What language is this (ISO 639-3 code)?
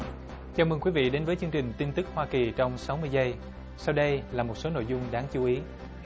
vie